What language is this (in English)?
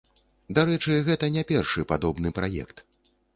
Belarusian